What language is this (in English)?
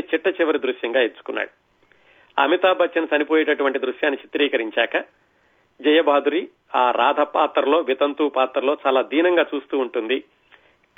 Telugu